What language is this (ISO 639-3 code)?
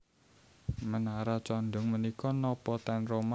jav